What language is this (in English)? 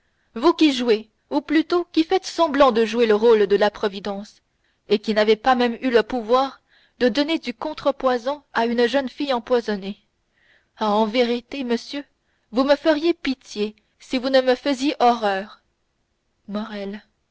French